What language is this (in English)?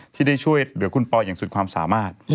Thai